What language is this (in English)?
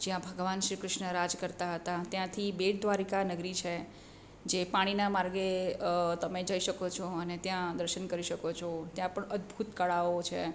Gujarati